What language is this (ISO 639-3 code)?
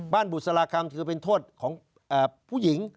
tha